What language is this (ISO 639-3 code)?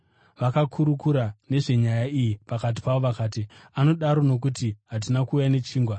sna